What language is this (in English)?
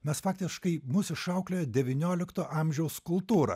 Lithuanian